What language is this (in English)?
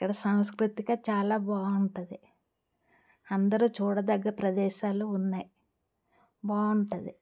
Telugu